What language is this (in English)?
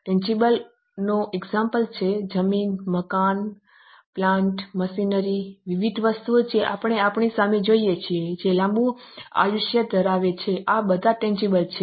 Gujarati